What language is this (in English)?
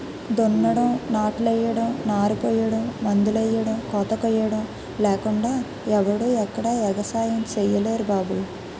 Telugu